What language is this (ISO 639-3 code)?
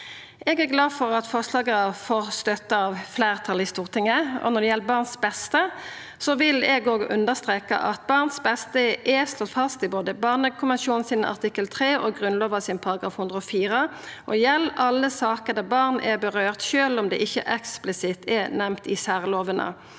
nor